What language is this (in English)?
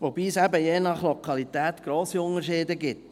Swiss German